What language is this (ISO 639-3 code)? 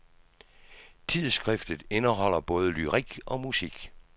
dan